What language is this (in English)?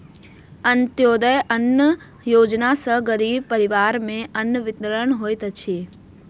Maithili